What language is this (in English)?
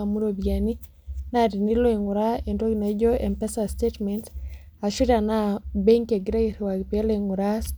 Masai